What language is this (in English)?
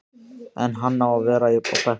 Icelandic